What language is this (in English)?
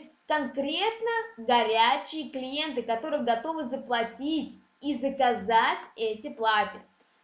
Russian